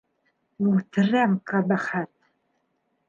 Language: Bashkir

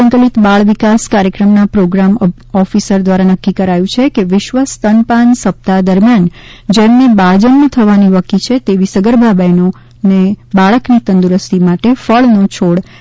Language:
Gujarati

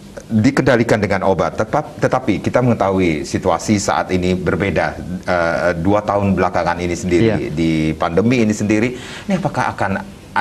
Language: Indonesian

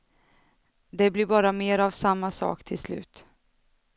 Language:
Swedish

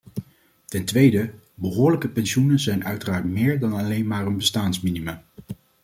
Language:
Dutch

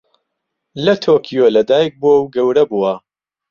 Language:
Central Kurdish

